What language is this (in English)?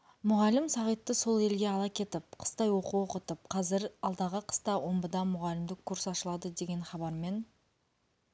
Kazakh